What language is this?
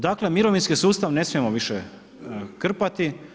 Croatian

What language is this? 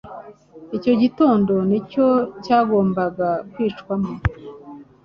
Kinyarwanda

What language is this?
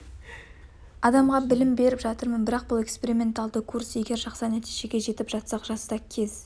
Kazakh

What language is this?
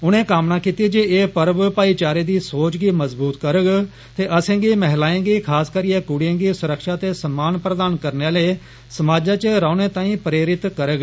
Dogri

